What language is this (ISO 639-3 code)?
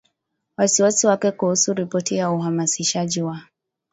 swa